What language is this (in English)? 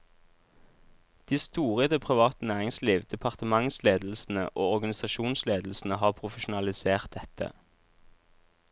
Norwegian